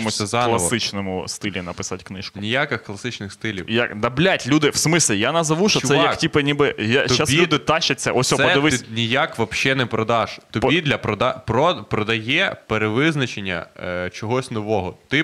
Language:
Ukrainian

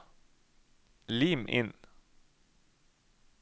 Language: Norwegian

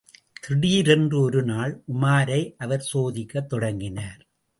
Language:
Tamil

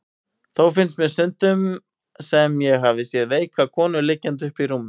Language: Icelandic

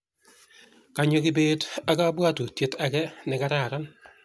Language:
Kalenjin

